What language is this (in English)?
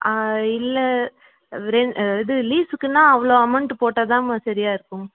Tamil